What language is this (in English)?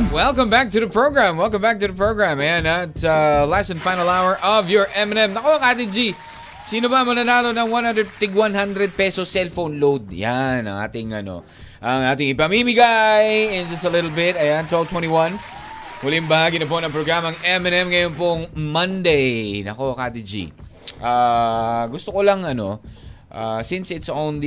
Filipino